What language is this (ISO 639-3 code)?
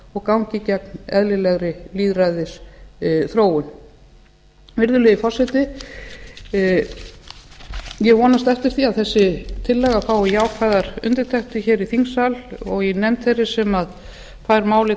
isl